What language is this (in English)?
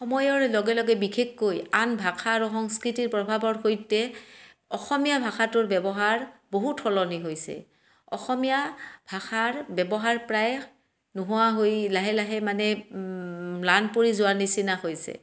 Assamese